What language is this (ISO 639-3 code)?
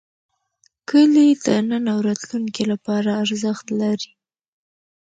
pus